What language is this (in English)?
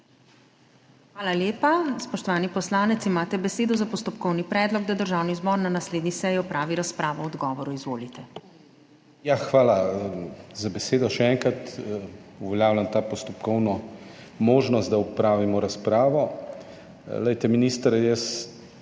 Slovenian